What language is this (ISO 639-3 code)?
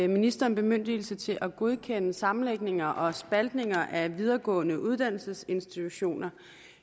dan